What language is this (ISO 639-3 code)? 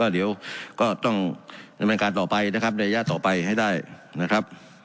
tha